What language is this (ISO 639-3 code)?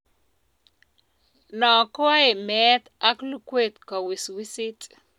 kln